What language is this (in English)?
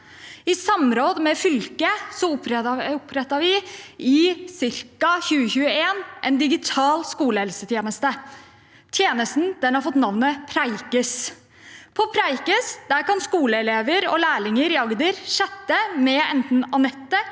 Norwegian